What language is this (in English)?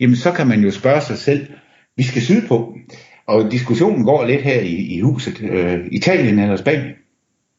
Danish